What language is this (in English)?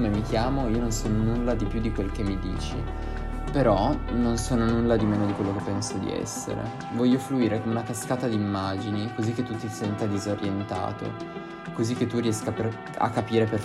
Italian